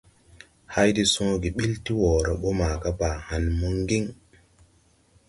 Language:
Tupuri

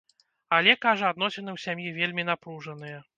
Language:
Belarusian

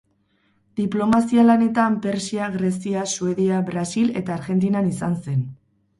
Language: Basque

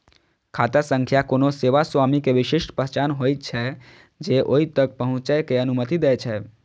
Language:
Maithili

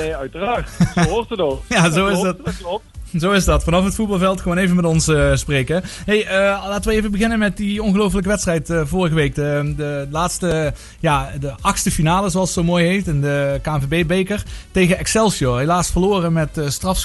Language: Dutch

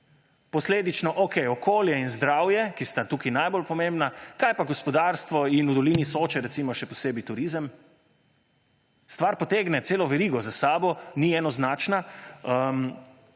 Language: Slovenian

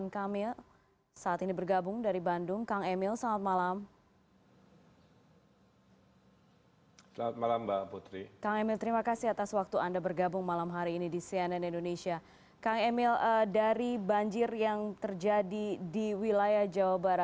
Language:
Indonesian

